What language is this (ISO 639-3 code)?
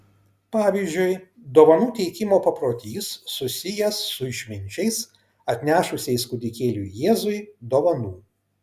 lit